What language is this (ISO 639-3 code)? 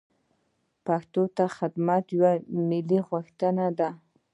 pus